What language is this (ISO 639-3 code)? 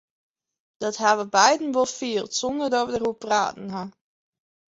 fry